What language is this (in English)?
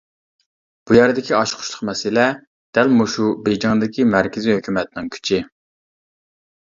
Uyghur